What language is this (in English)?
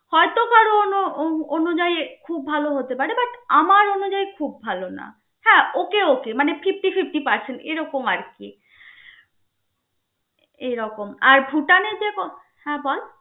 Bangla